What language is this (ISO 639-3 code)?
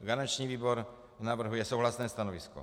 ces